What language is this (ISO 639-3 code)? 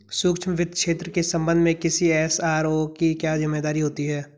hin